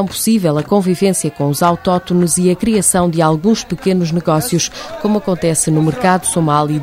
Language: Portuguese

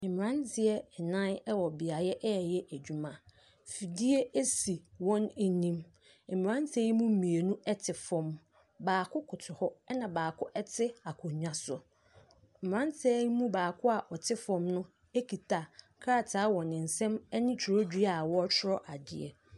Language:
Akan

